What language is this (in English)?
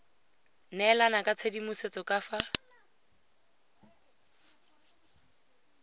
Tswana